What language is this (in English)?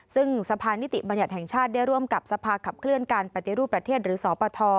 Thai